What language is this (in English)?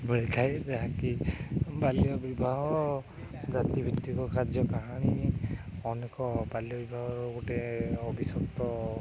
Odia